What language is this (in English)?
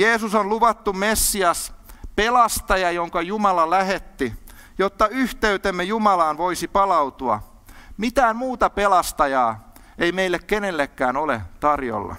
Finnish